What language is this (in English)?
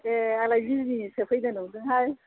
Bodo